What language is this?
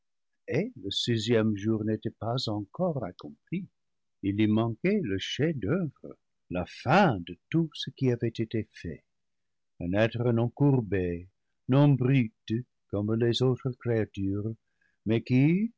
French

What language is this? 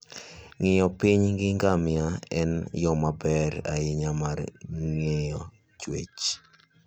Luo (Kenya and Tanzania)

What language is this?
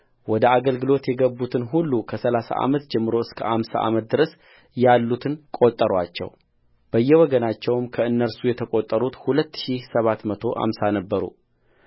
Amharic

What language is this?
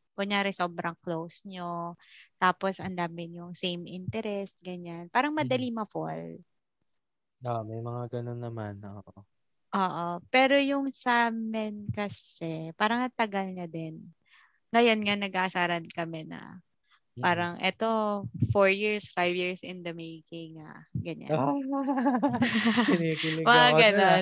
Filipino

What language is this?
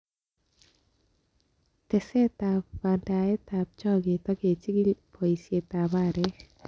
Kalenjin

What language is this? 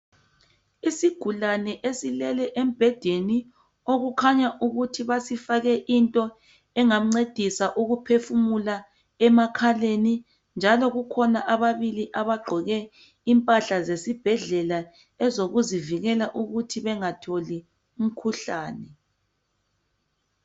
North Ndebele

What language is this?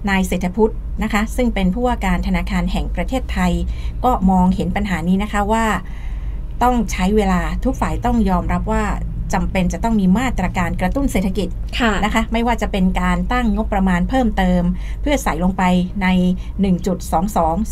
Thai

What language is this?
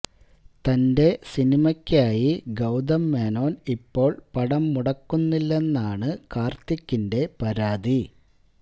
Malayalam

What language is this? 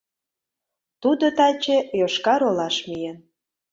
Mari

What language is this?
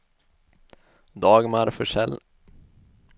Swedish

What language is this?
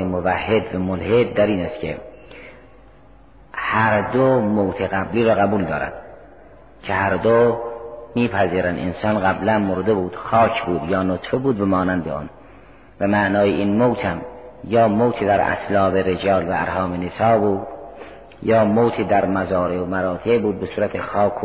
Persian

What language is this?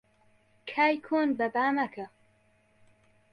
Central Kurdish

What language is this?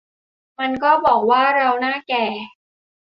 Thai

